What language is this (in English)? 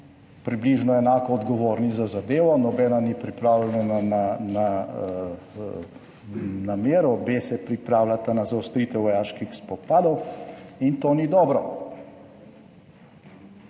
Slovenian